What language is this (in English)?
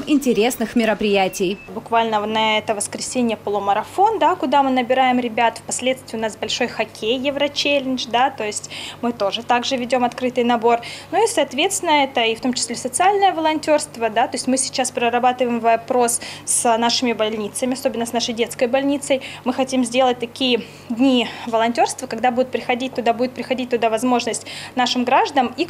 Russian